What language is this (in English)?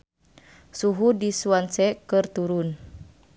Sundanese